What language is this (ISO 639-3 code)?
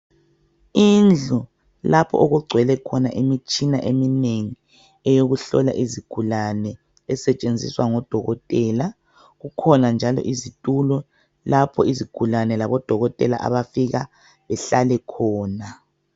nde